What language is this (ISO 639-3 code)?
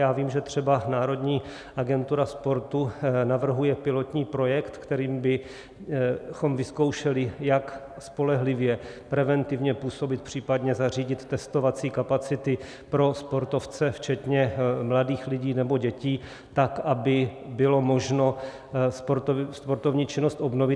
ces